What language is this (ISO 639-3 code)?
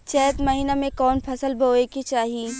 bho